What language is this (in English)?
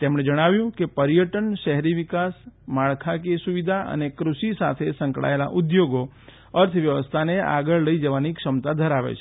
Gujarati